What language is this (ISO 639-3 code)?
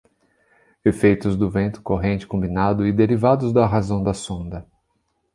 por